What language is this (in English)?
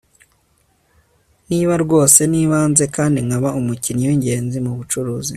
Kinyarwanda